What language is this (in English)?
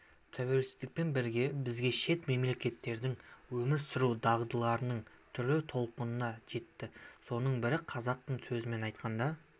Kazakh